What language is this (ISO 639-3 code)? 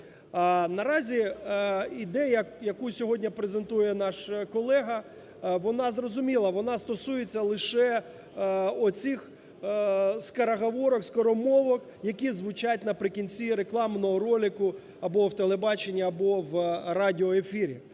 ukr